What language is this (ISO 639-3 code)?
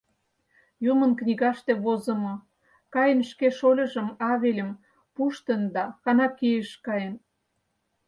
chm